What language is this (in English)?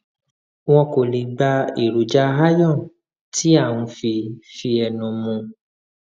Yoruba